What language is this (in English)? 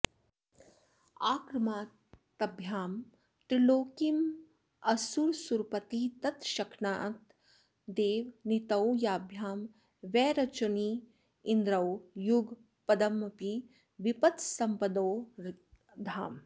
Sanskrit